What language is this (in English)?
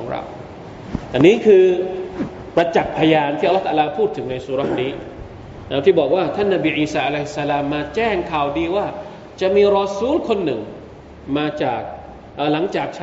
Thai